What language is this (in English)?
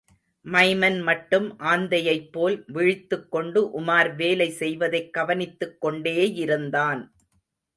Tamil